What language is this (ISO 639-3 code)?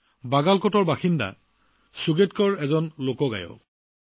asm